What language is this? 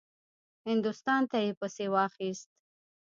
Pashto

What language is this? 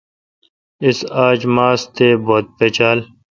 Kalkoti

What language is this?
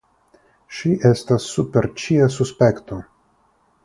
Esperanto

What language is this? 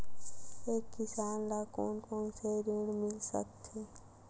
Chhattisgarhi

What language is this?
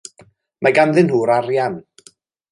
Welsh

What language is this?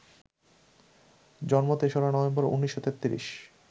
Bangla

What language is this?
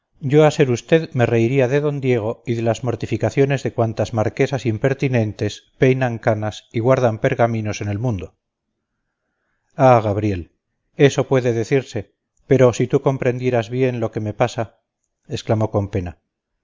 Spanish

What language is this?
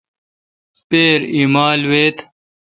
Kalkoti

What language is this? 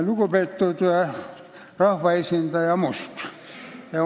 Estonian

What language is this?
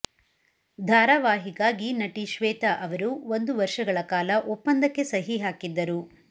Kannada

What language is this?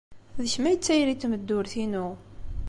Kabyle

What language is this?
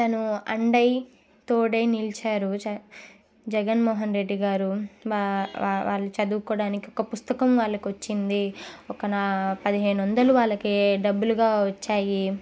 Telugu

